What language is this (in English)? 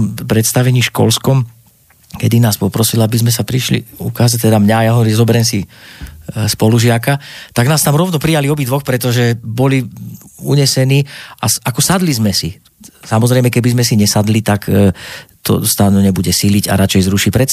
Slovak